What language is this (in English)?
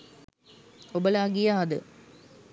Sinhala